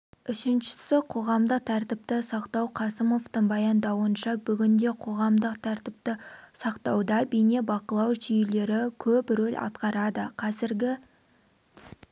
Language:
Kazakh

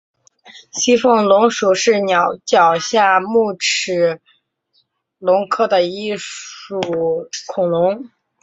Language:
Chinese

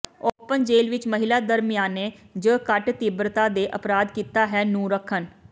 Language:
Punjabi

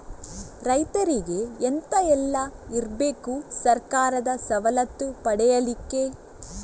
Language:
Kannada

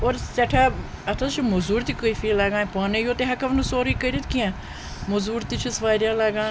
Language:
Kashmiri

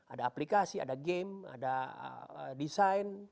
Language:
Indonesian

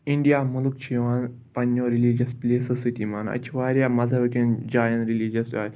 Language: Kashmiri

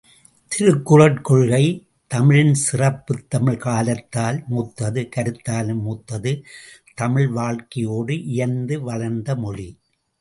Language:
Tamil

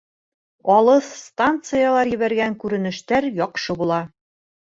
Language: Bashkir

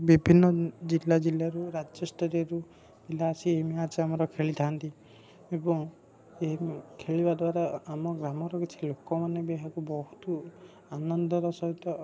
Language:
Odia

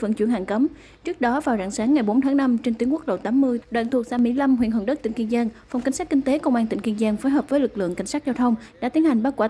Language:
Vietnamese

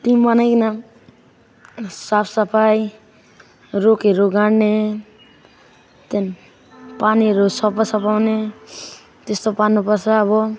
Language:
Nepali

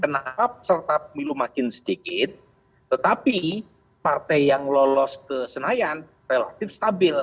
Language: Indonesian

